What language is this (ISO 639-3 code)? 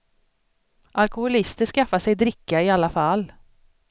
swe